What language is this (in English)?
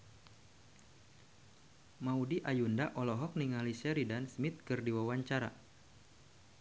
Sundanese